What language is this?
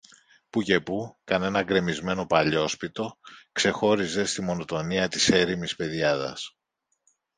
Greek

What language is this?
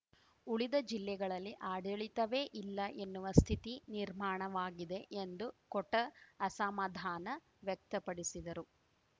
Kannada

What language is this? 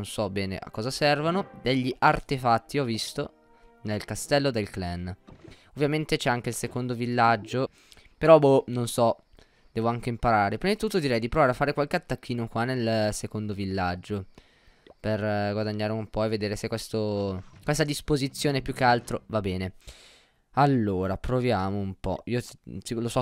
Italian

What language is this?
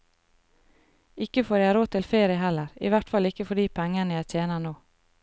Norwegian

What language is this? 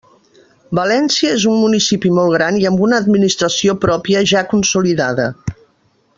Catalan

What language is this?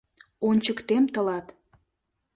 Mari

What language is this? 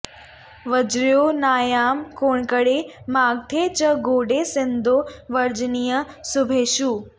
Sanskrit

